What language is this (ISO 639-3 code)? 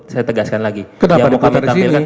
ind